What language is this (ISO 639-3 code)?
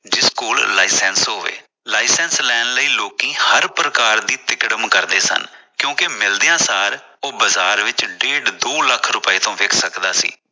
pan